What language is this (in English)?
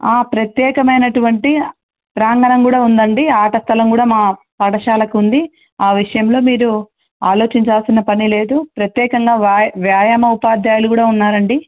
Telugu